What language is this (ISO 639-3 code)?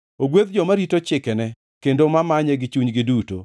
luo